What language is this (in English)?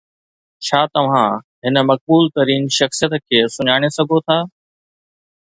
Sindhi